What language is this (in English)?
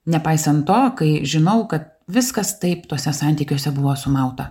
Lithuanian